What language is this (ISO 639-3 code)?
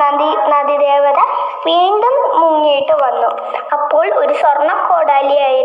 mal